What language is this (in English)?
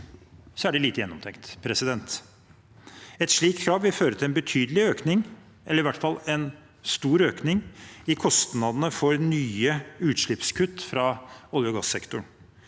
Norwegian